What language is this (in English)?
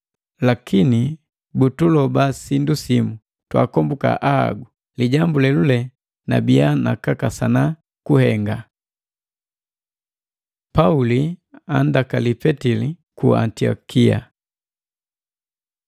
Matengo